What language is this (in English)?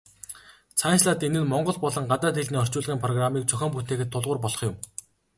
Mongolian